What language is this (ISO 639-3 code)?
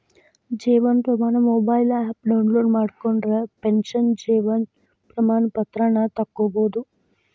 kan